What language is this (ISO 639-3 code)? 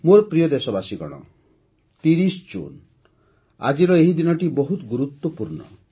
ori